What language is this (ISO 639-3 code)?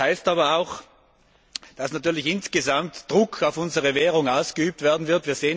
deu